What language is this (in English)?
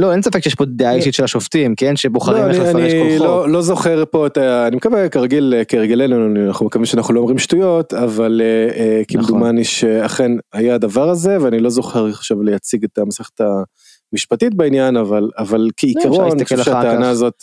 Hebrew